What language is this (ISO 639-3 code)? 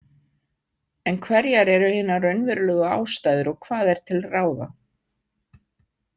isl